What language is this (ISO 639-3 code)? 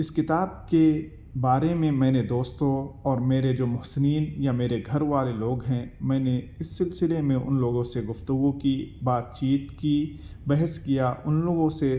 urd